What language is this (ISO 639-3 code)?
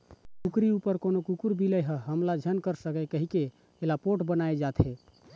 hne